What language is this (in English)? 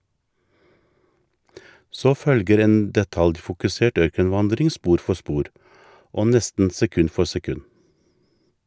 Norwegian